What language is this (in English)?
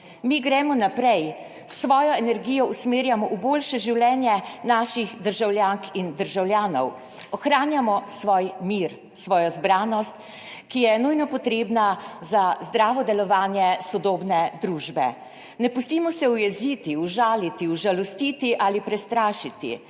Slovenian